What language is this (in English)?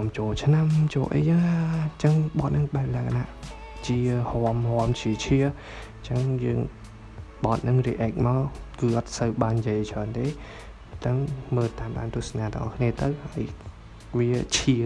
Vietnamese